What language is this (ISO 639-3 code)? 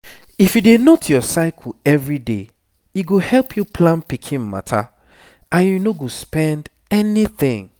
pcm